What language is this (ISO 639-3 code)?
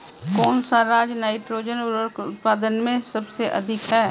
hin